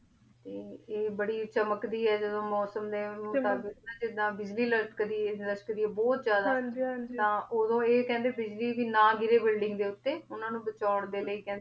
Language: Punjabi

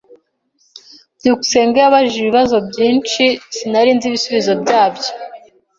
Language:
Kinyarwanda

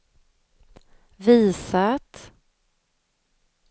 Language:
Swedish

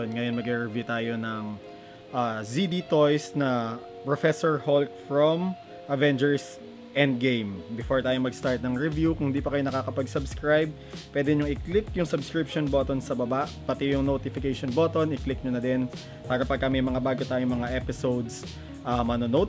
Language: Filipino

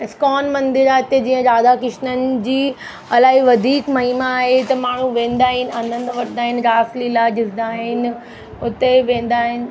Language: Sindhi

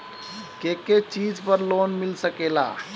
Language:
Bhojpuri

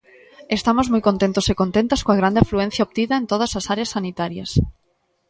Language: Galician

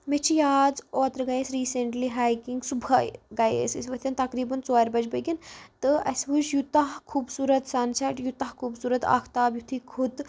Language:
Kashmiri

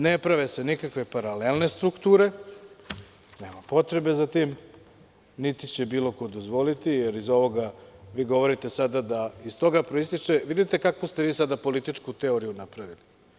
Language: Serbian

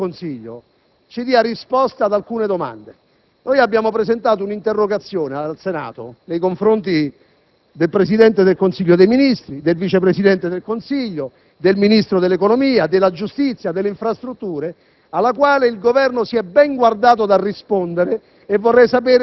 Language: Italian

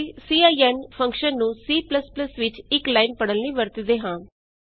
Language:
Punjabi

